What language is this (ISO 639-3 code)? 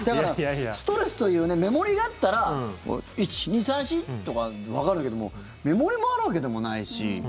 jpn